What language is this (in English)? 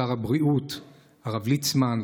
Hebrew